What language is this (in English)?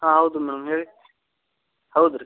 Kannada